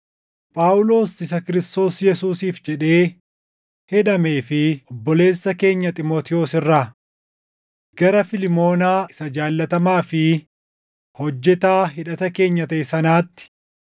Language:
Oromo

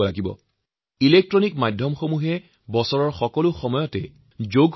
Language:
Assamese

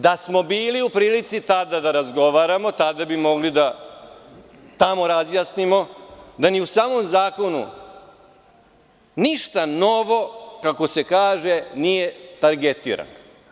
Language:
Serbian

